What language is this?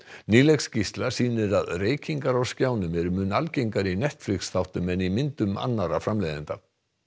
Icelandic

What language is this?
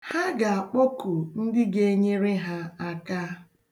Igbo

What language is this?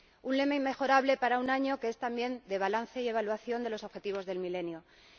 Spanish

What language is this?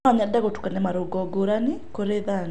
Kikuyu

